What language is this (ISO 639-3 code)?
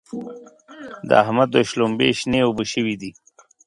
pus